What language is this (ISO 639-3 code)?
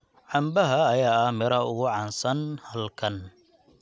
som